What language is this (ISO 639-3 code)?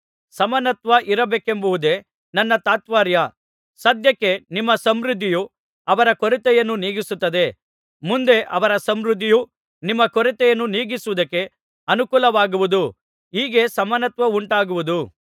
kan